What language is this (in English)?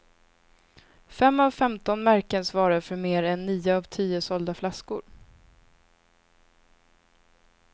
Swedish